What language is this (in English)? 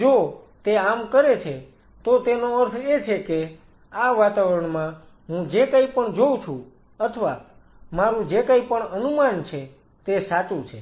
Gujarati